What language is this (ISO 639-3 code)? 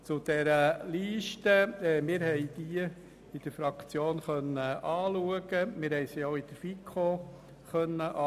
gsw